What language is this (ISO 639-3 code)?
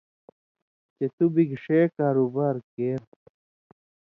mvy